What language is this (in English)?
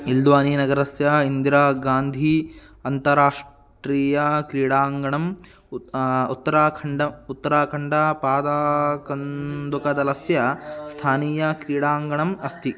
Sanskrit